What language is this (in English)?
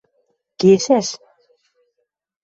Western Mari